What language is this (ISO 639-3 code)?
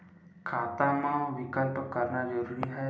hne